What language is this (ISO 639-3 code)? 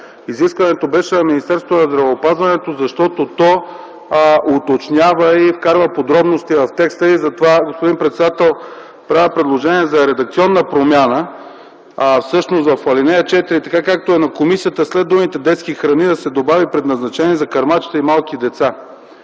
bul